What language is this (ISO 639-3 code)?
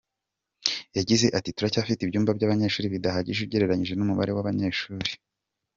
kin